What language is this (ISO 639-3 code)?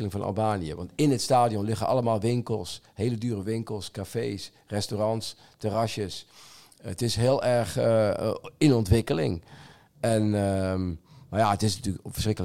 nld